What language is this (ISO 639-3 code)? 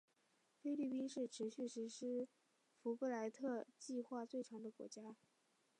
zho